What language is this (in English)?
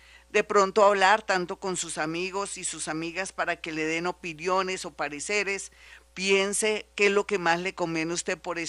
Spanish